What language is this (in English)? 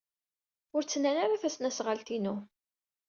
Kabyle